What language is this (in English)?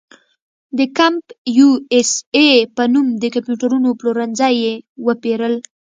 Pashto